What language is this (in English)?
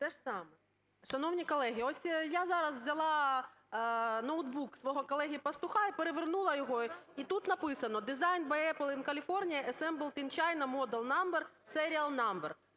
Ukrainian